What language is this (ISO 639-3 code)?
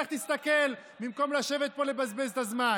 heb